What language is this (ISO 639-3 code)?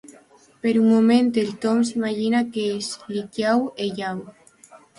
cat